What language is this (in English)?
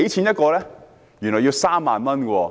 Cantonese